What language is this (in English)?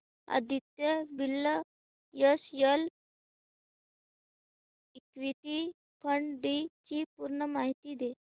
Marathi